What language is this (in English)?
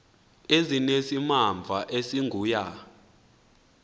Xhosa